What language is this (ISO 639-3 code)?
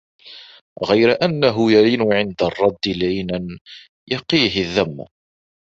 ara